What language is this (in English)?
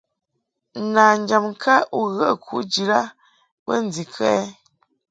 Mungaka